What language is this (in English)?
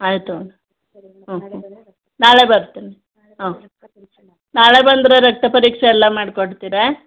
Kannada